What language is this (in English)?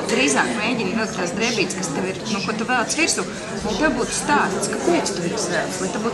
Latvian